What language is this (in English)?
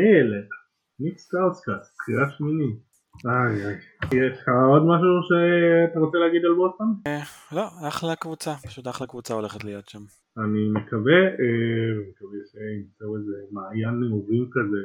Hebrew